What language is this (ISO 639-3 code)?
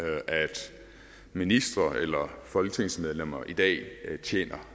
dan